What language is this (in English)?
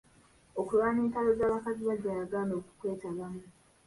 Ganda